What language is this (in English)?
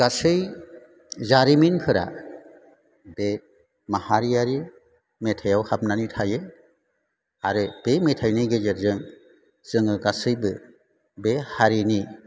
Bodo